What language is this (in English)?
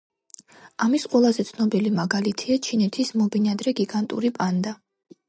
Georgian